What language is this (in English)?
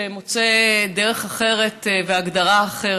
Hebrew